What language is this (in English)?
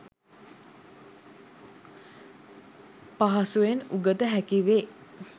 Sinhala